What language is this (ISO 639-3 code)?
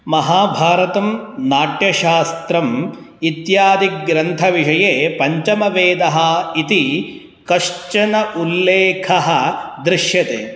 san